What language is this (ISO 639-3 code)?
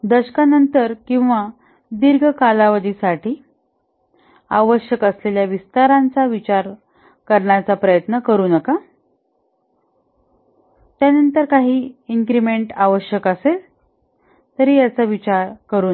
mar